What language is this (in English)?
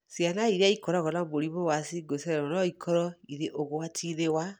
Kikuyu